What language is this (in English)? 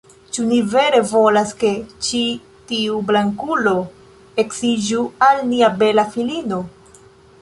Esperanto